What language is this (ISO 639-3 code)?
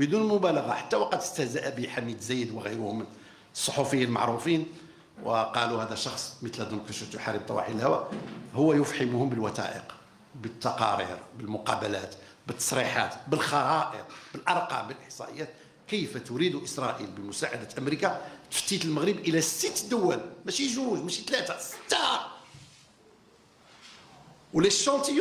ara